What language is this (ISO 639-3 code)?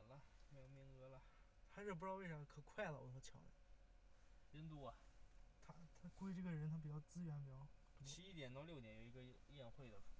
zho